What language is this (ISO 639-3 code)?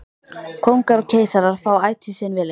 isl